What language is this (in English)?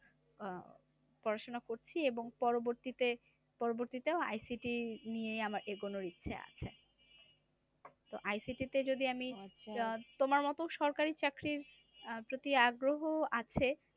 Bangla